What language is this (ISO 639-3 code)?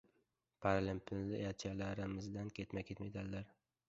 uzb